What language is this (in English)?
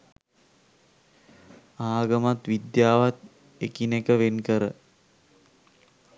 Sinhala